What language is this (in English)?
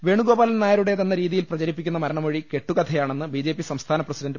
Malayalam